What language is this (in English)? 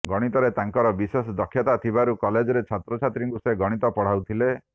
Odia